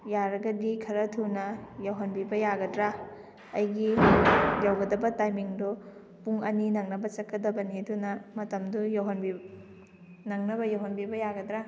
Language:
Manipuri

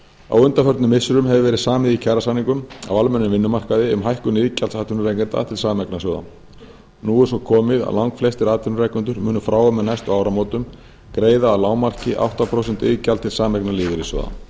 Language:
Icelandic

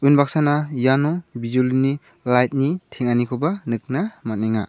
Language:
Garo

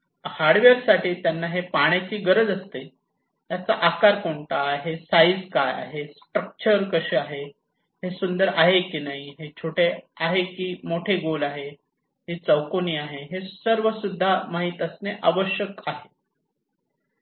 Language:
Marathi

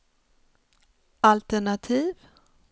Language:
Swedish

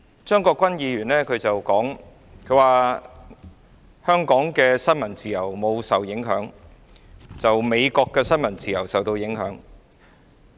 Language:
Cantonese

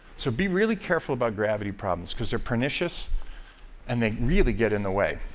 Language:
English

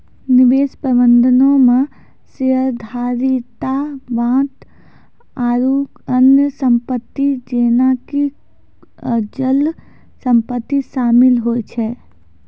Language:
Maithili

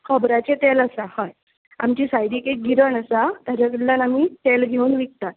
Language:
Konkani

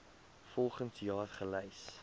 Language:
Afrikaans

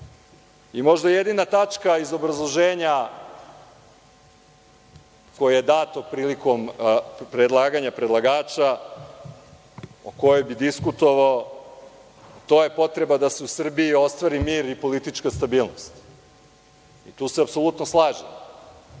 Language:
Serbian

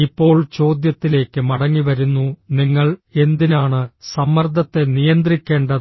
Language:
Malayalam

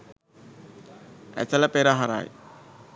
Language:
Sinhala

